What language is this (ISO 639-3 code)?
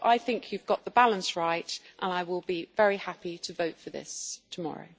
eng